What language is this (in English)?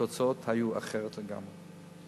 Hebrew